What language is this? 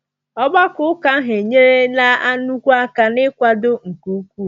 Igbo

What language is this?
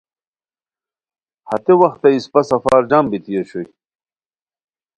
Khowar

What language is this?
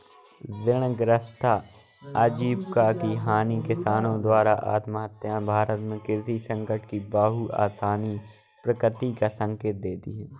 Hindi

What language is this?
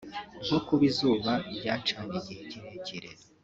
Kinyarwanda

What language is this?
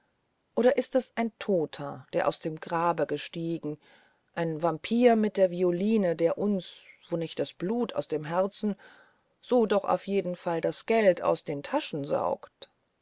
German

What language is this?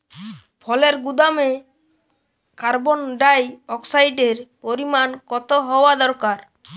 Bangla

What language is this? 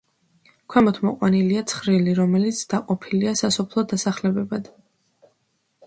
Georgian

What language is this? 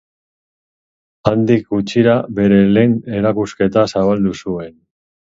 Basque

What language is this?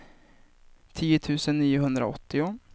Swedish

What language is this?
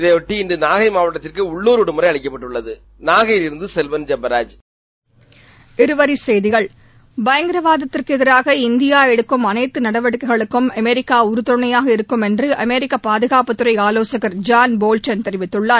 Tamil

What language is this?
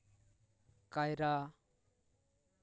Santali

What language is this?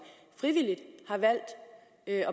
Danish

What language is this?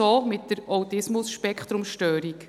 Swiss German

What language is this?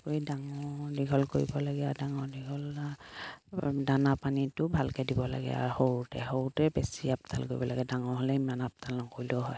Assamese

